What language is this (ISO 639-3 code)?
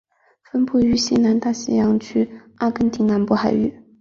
zho